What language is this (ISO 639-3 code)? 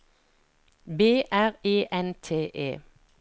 nor